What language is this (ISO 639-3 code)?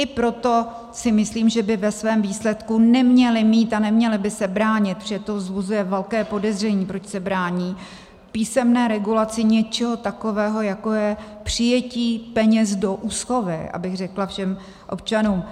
ces